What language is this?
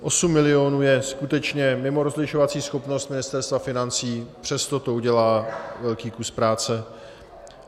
Czech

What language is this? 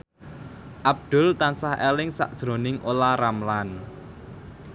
Javanese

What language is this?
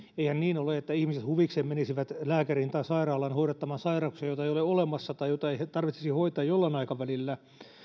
Finnish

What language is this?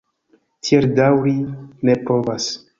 Esperanto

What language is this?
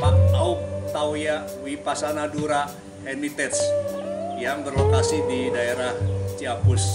Indonesian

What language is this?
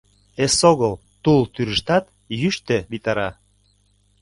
Mari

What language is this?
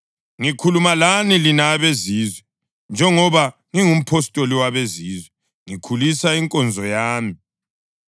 North Ndebele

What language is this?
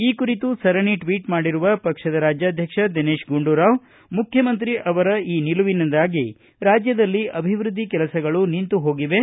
Kannada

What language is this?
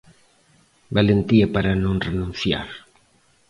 Galician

